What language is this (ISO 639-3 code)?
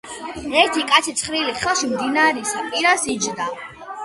kat